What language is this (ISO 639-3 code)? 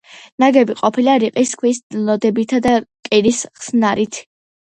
kat